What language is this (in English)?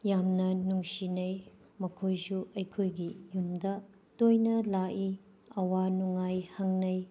Manipuri